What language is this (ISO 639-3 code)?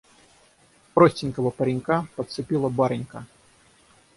rus